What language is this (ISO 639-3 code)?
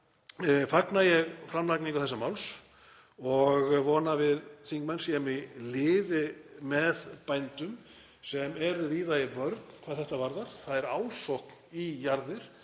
isl